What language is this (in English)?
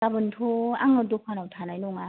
Bodo